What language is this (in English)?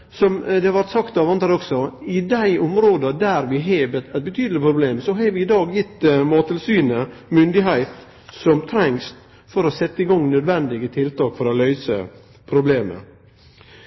Norwegian Nynorsk